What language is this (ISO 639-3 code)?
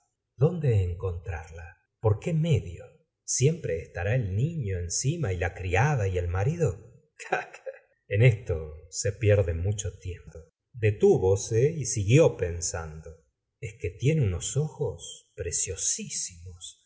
spa